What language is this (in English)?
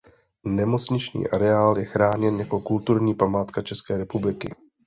Czech